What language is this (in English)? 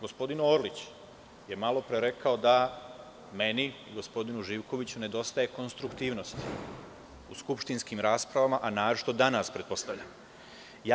Serbian